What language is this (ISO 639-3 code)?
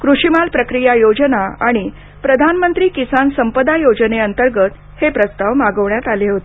mar